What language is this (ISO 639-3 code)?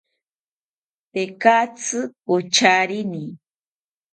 cpy